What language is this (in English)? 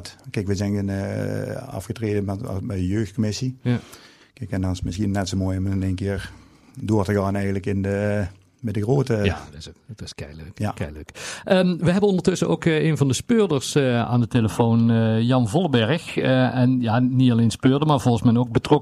Dutch